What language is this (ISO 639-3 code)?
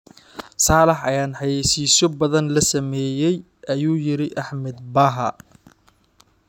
som